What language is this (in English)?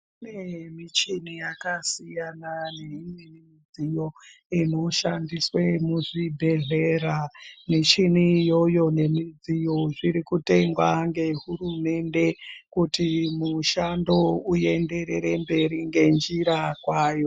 Ndau